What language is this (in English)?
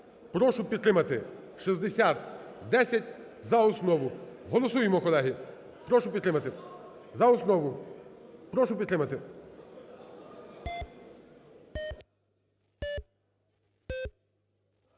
Ukrainian